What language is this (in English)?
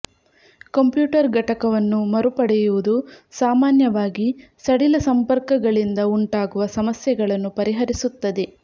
Kannada